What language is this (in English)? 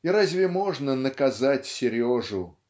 Russian